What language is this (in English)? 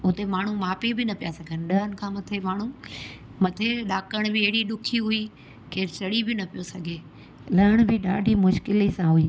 Sindhi